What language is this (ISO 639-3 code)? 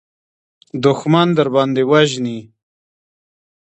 pus